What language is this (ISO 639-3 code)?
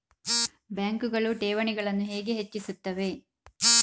kan